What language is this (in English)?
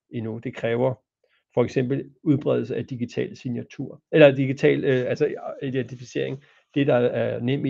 Danish